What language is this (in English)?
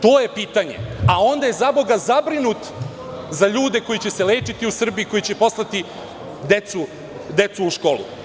Serbian